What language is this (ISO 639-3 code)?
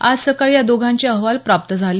mar